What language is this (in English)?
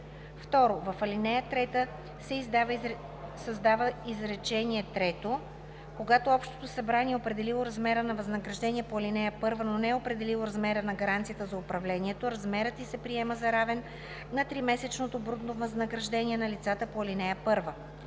Bulgarian